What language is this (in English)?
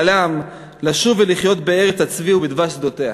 Hebrew